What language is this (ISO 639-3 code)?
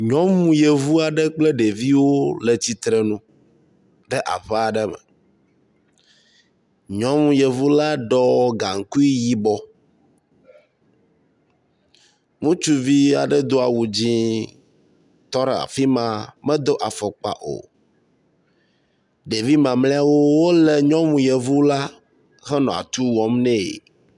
ewe